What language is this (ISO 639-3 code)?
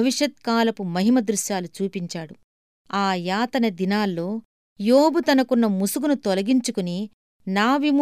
tel